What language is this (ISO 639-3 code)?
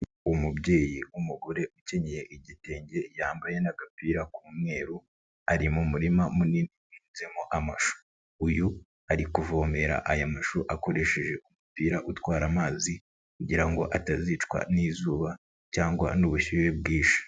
kin